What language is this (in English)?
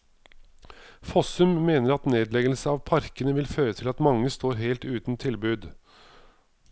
Norwegian